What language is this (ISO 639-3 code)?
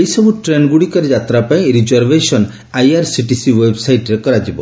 ori